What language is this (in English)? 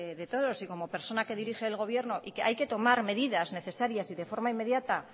Spanish